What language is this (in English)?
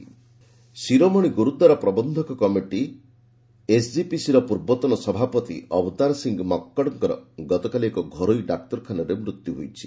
Odia